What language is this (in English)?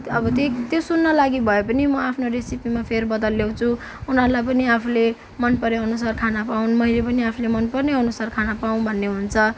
Nepali